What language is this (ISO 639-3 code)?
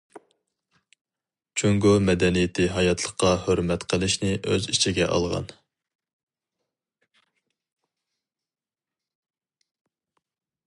uig